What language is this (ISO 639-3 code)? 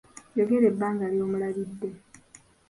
lug